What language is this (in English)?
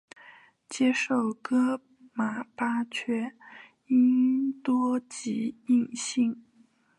Chinese